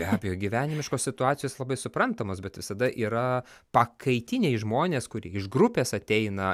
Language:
Lithuanian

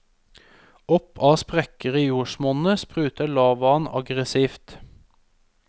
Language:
Norwegian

